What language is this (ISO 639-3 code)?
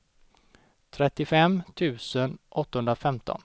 swe